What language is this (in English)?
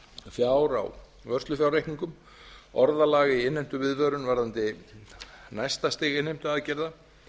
Icelandic